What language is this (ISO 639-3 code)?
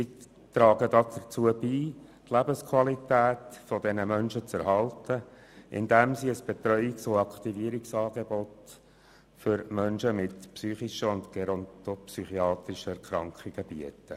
gsw